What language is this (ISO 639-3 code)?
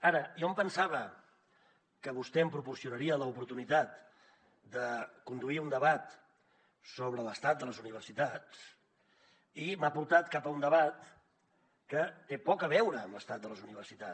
cat